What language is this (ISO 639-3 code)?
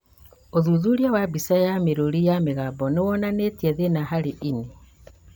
kik